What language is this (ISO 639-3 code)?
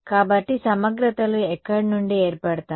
tel